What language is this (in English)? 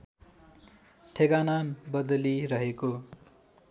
Nepali